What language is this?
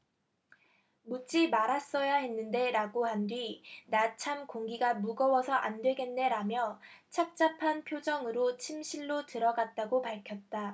Korean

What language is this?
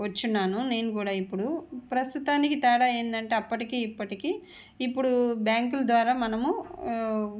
Telugu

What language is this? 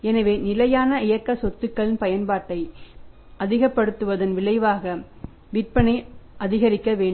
Tamil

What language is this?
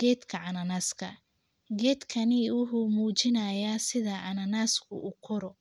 Somali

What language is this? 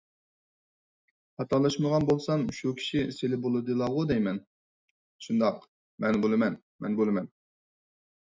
Uyghur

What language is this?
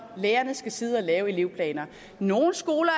Danish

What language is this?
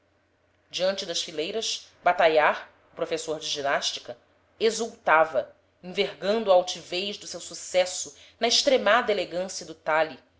Portuguese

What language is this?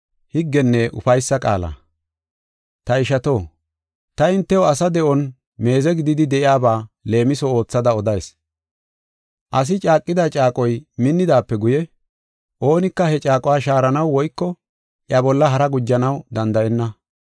Gofa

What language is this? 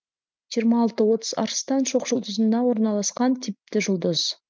Kazakh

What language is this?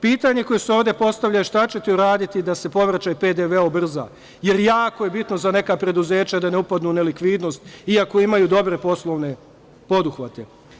Serbian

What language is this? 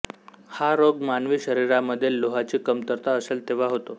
Marathi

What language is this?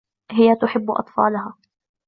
Arabic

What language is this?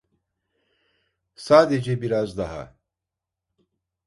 Turkish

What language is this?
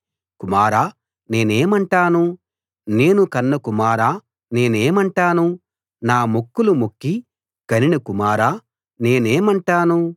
Telugu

